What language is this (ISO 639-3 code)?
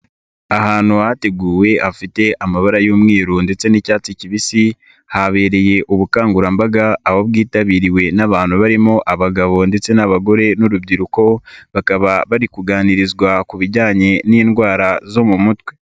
kin